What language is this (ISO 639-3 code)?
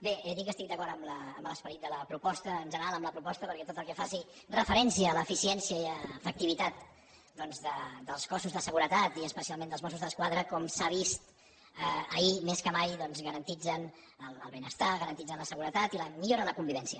cat